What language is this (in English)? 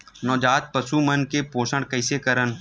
Chhattisgarhi